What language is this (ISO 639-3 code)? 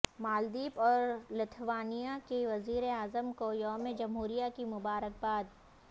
urd